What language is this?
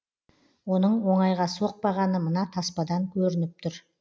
Kazakh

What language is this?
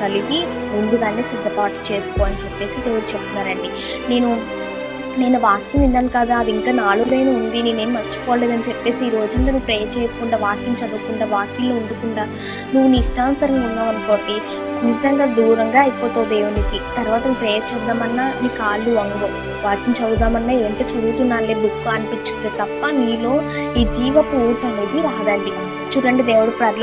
Telugu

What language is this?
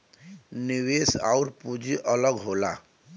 Bhojpuri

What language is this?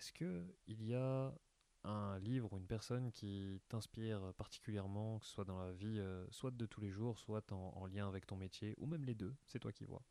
French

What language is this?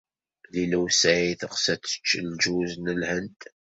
Kabyle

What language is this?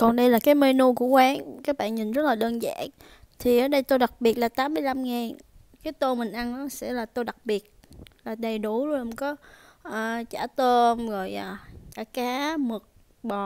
Vietnamese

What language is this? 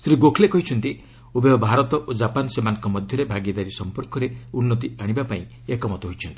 Odia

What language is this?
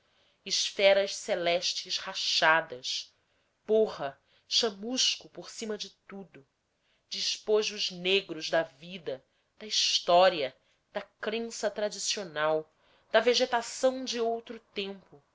Portuguese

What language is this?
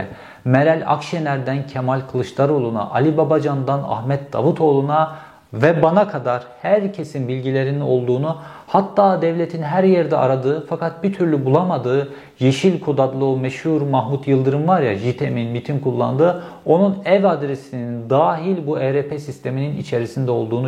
Turkish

